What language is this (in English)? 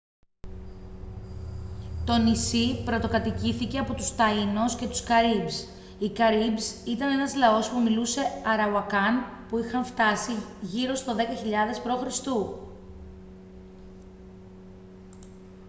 Greek